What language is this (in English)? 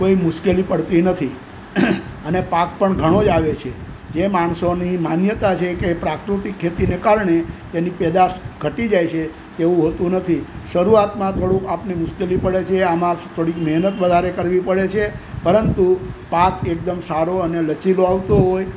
Gujarati